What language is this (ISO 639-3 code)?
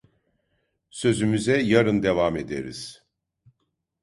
tur